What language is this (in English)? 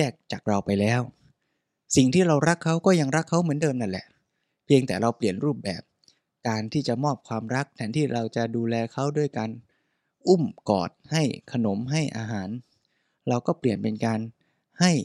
Thai